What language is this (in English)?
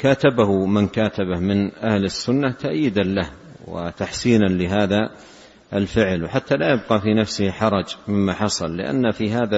Arabic